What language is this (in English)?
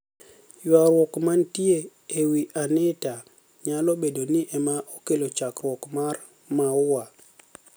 Luo (Kenya and Tanzania)